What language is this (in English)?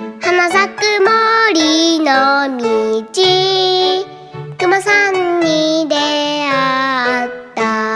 Japanese